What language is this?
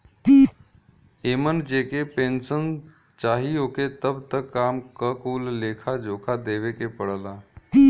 Bhojpuri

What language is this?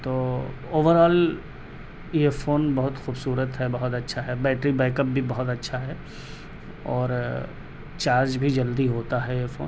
Urdu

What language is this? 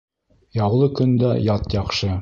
Bashkir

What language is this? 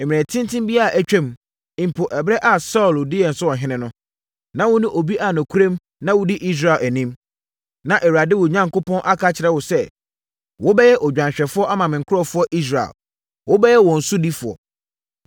Akan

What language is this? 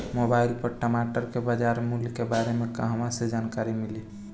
Bhojpuri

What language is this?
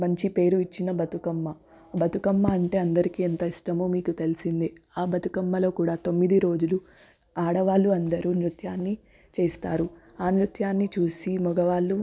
Telugu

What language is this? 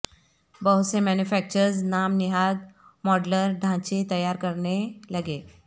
Urdu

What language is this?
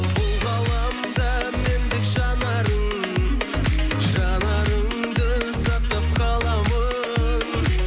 Kazakh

